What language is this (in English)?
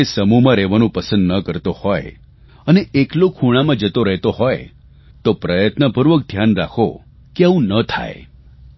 Gujarati